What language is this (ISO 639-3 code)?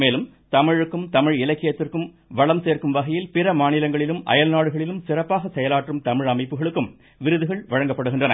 tam